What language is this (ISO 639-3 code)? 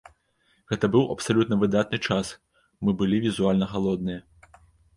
bel